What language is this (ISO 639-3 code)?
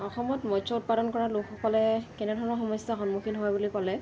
asm